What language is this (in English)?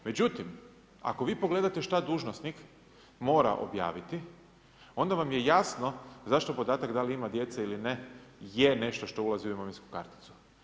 Croatian